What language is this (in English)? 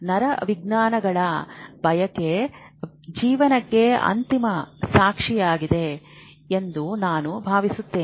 Kannada